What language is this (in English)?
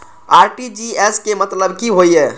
Maithili